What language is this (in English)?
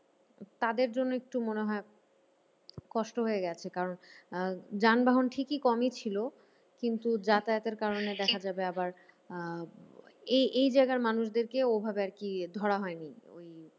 Bangla